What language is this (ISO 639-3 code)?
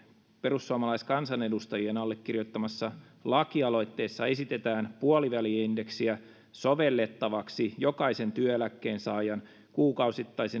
fin